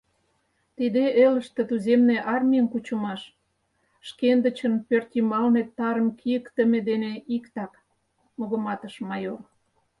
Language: Mari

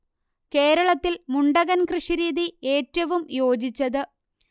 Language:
Malayalam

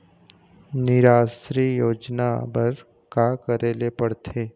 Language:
Chhattisgarhi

